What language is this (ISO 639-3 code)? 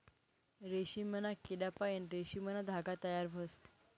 mar